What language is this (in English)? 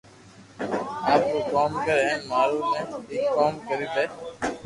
Loarki